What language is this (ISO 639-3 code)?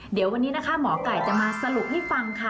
tha